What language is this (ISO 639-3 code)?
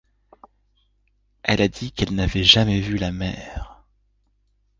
fra